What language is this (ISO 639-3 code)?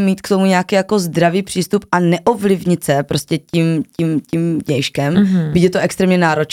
ces